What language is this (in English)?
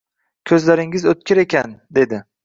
Uzbek